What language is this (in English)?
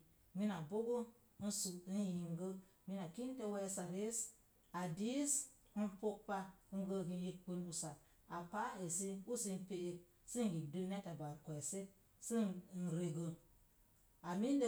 Mom Jango